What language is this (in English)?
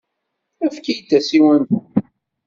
Kabyle